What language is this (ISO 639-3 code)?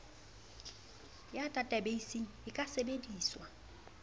sot